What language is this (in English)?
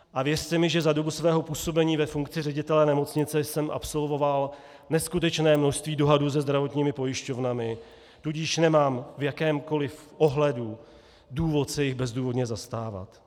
Czech